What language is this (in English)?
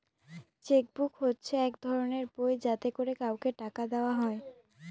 Bangla